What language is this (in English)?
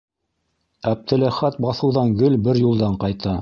Bashkir